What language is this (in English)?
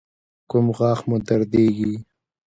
Pashto